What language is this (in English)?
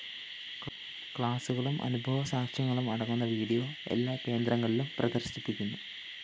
Malayalam